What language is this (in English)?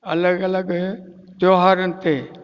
Sindhi